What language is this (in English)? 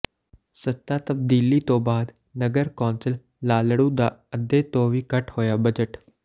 Punjabi